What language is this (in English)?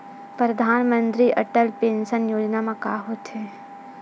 Chhattisgarhi